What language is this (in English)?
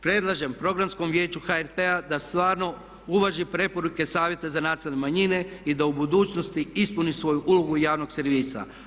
Croatian